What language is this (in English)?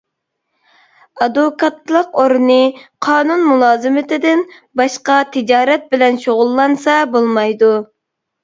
Uyghur